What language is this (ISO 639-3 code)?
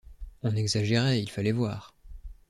fra